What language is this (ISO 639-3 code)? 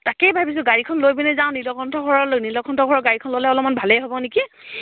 asm